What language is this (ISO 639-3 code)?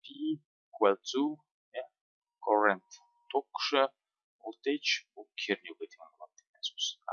rus